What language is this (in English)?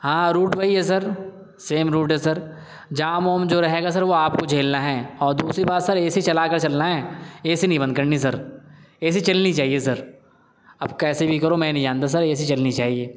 Urdu